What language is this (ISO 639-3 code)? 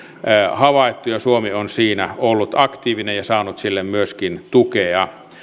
fin